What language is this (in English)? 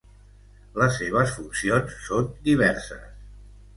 Catalan